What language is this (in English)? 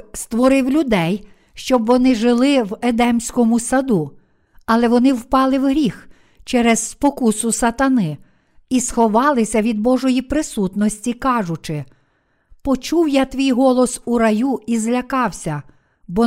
Ukrainian